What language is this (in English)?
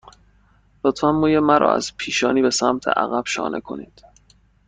Persian